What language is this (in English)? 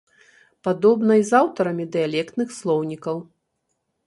Belarusian